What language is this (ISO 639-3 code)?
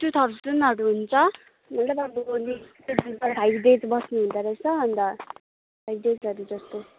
nep